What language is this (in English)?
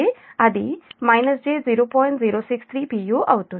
Telugu